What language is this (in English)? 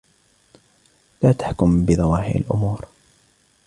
Arabic